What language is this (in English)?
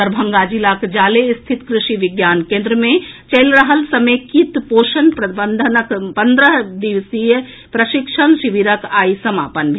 Maithili